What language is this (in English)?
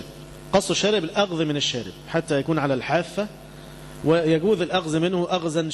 Arabic